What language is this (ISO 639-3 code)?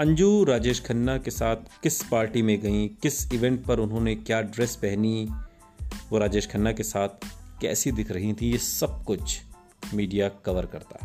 hin